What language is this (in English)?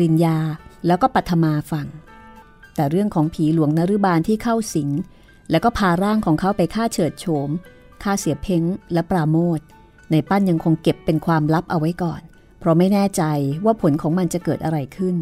Thai